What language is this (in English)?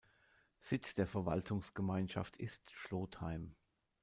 German